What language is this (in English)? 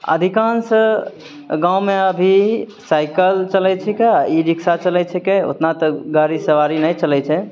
Maithili